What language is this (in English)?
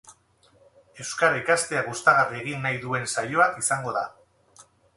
Basque